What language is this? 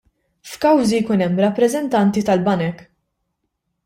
Maltese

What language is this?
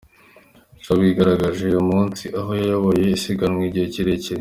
Kinyarwanda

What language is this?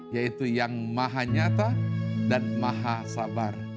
Indonesian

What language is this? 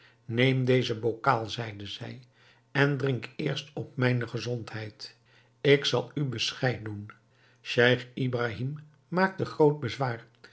Dutch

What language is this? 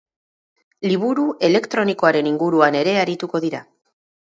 Basque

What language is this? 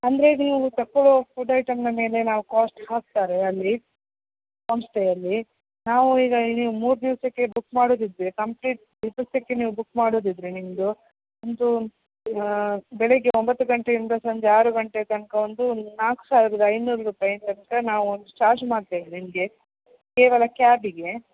Kannada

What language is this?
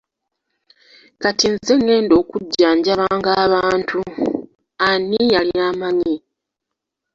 Ganda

